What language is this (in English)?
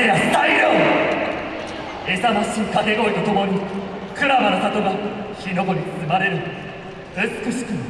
Japanese